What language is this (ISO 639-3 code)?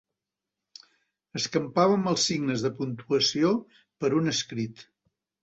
cat